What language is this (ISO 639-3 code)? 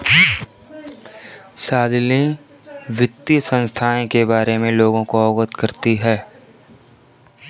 hin